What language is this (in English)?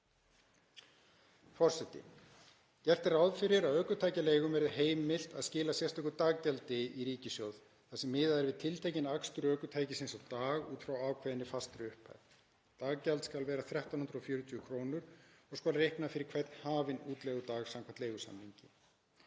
Icelandic